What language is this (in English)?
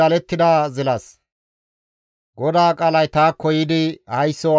Gamo